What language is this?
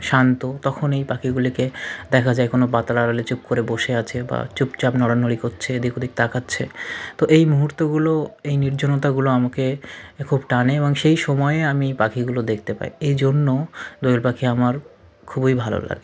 Bangla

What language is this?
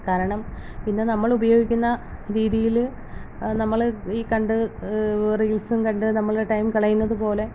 Malayalam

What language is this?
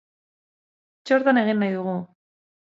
Basque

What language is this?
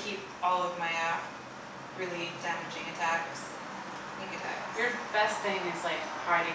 English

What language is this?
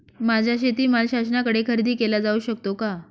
Marathi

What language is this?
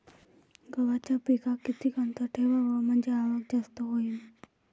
Marathi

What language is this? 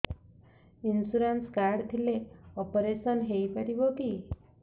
Odia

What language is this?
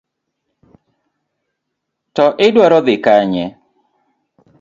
Luo (Kenya and Tanzania)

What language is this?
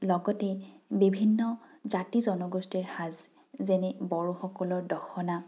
Assamese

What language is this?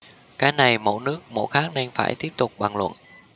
Vietnamese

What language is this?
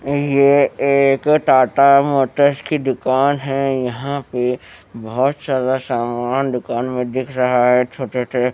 Hindi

